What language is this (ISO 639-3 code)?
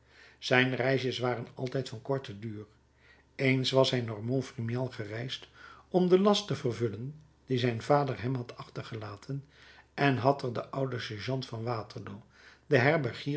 nld